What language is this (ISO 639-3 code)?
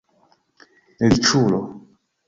epo